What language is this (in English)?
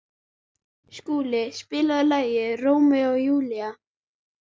Icelandic